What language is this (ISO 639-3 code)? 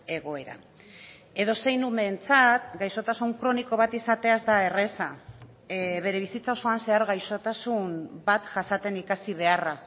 eus